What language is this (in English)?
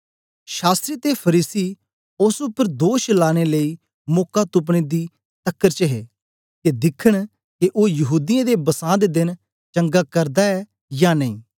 Dogri